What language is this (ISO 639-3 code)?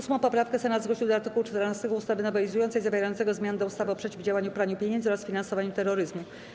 pol